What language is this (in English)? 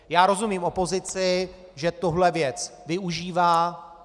Czech